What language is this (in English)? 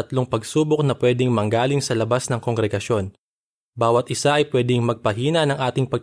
Filipino